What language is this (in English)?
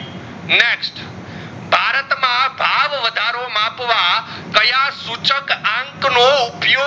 Gujarati